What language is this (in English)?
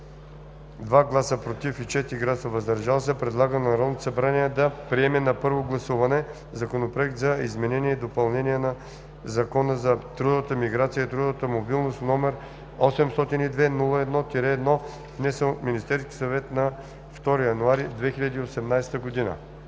Bulgarian